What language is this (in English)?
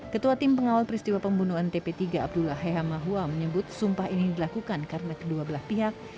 Indonesian